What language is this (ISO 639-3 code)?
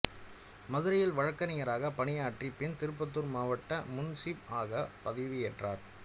tam